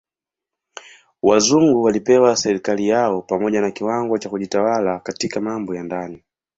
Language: Swahili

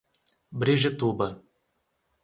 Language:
Portuguese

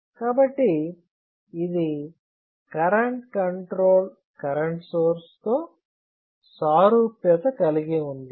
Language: Telugu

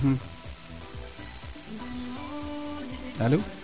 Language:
Serer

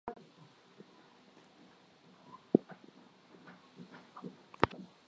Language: Swahili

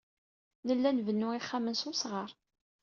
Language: Kabyle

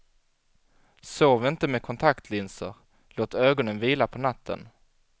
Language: Swedish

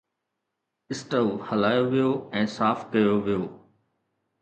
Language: Sindhi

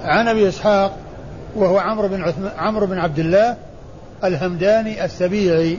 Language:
Arabic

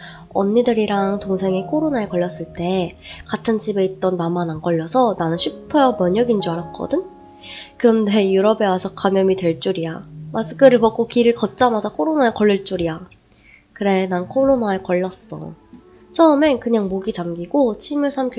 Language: Korean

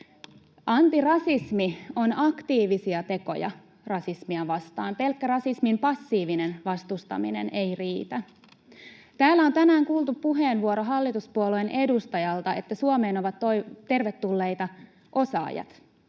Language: Finnish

